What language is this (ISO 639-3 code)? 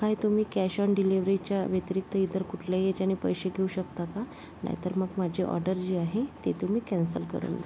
mar